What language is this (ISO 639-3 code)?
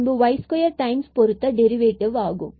tam